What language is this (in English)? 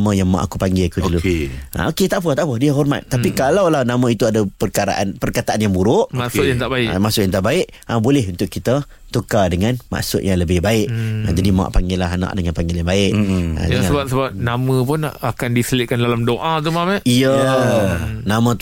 Malay